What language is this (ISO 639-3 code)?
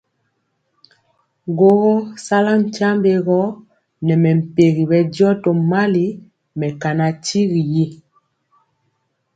mcx